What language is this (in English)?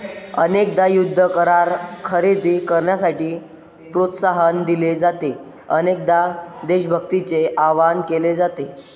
Marathi